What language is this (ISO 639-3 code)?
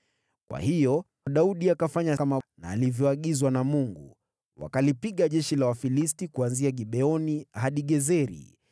swa